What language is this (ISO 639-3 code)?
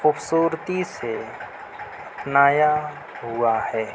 urd